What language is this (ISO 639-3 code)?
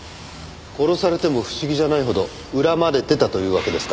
jpn